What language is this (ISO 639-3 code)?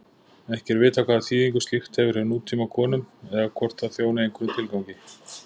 isl